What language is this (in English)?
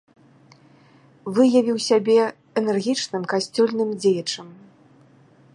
Belarusian